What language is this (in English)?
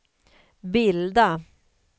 Swedish